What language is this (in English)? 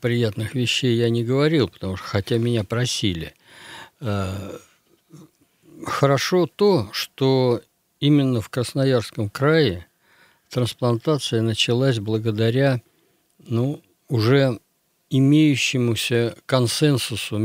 Russian